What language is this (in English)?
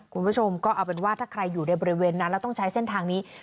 Thai